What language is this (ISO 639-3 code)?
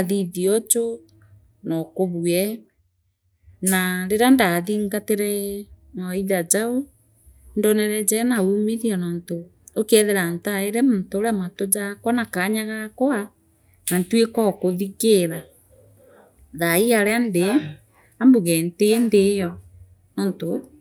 mer